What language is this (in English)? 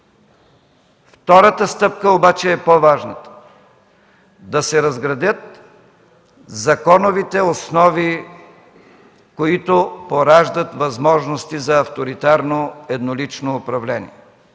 Bulgarian